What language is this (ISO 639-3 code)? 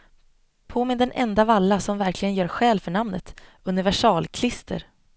swe